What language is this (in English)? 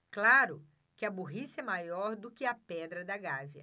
Portuguese